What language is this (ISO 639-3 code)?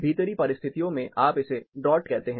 hin